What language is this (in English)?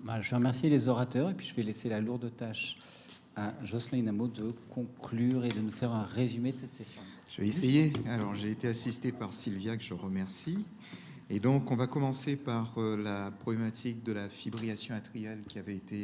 French